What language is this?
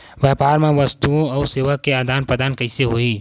Chhattisgarhi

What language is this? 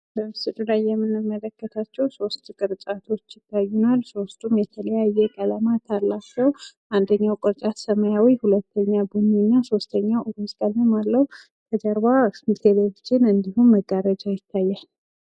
Amharic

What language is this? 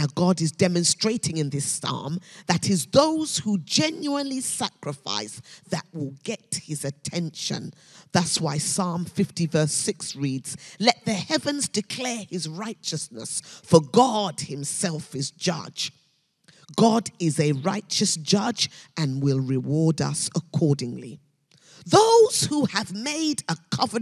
English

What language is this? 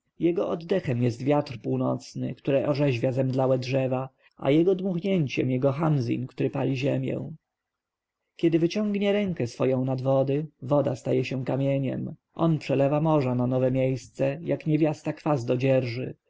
Polish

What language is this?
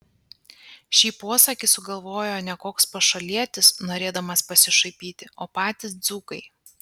Lithuanian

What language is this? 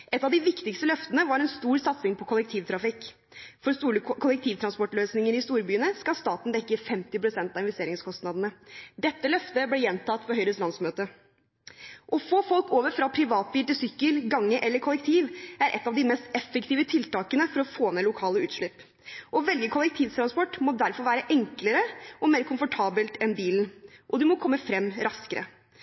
Norwegian Bokmål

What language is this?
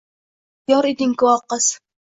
Uzbek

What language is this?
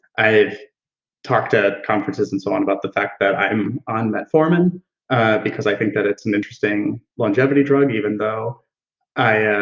English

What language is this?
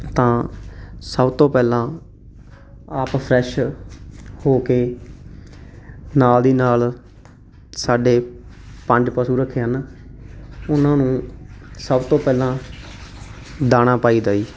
Punjabi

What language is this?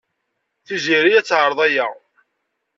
Kabyle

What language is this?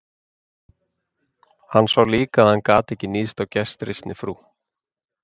Icelandic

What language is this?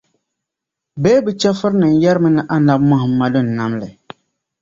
Dagbani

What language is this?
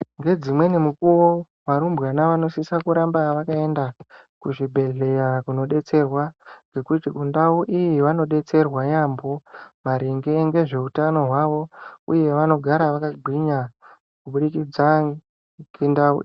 Ndau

